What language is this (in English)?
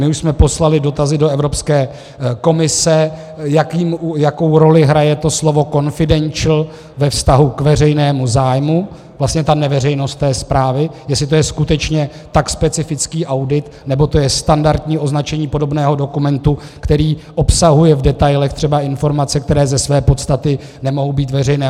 Czech